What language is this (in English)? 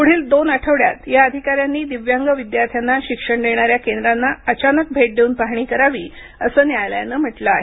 Marathi